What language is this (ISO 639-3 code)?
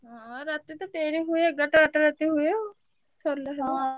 ori